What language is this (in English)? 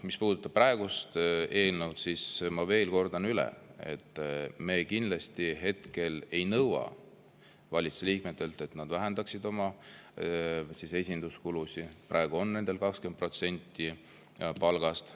Estonian